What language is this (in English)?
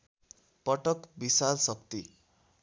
Nepali